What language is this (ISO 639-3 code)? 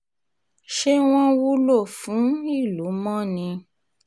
yor